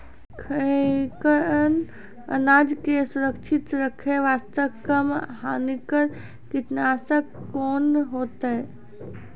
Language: Maithili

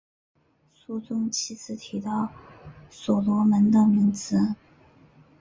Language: Chinese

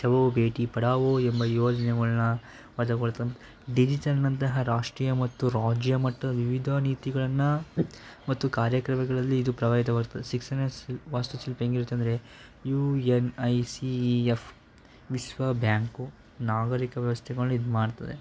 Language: Kannada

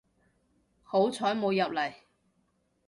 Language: Cantonese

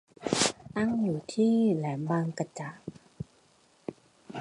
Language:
Thai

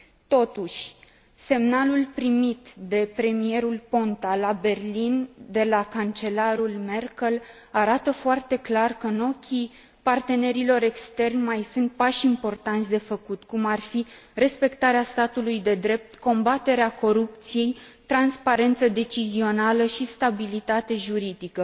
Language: Romanian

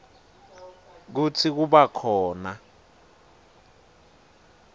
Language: Swati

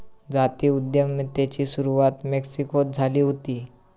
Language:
Marathi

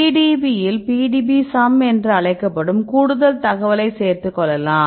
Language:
Tamil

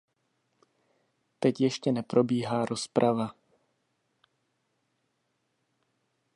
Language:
Czech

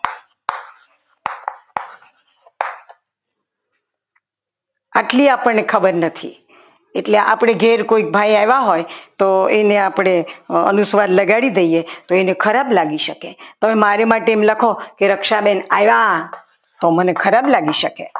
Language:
Gujarati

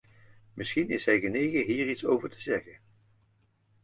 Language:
Dutch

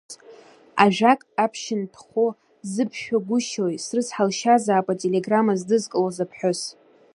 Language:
Abkhazian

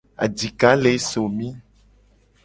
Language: Gen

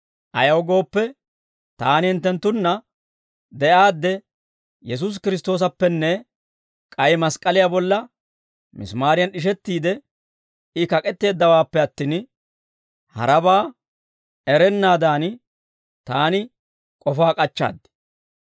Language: Dawro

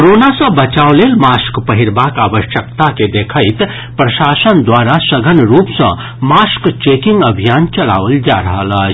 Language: Maithili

